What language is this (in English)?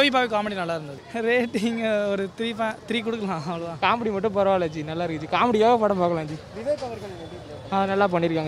Tamil